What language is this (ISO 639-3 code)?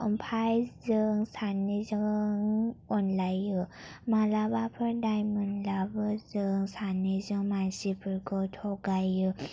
brx